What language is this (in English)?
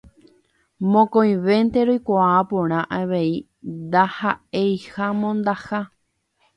Guarani